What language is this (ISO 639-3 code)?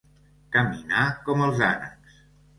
cat